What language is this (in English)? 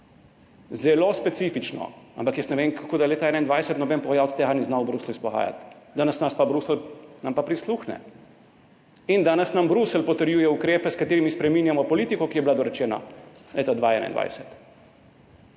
Slovenian